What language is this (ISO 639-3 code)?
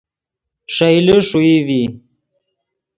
ydg